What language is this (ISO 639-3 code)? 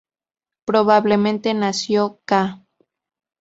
spa